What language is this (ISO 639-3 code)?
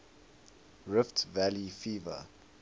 eng